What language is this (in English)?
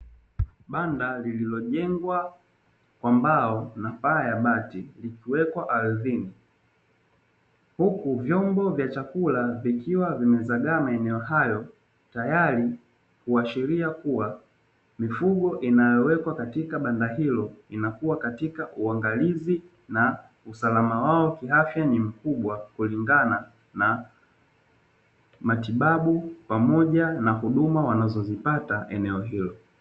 Swahili